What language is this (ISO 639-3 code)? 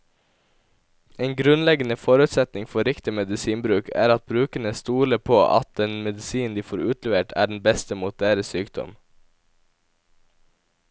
nor